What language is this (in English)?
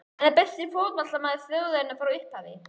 Icelandic